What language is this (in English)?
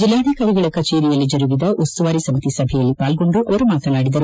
Kannada